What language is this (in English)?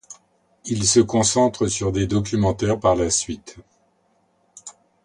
French